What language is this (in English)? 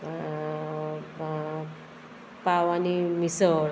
Konkani